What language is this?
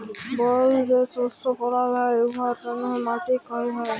Bangla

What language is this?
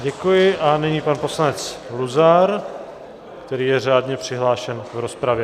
Czech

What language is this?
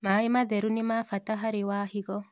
Kikuyu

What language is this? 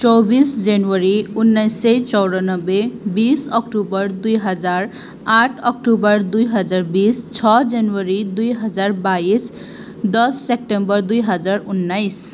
Nepali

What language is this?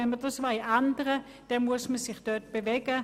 Swiss German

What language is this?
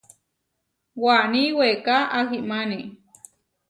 Huarijio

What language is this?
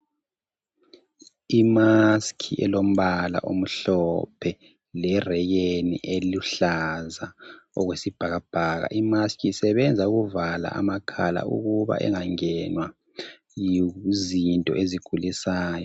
North Ndebele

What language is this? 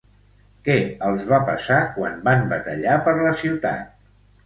Catalan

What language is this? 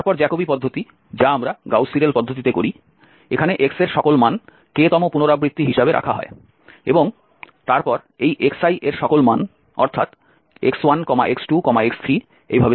Bangla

